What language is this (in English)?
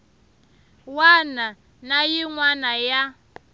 Tsonga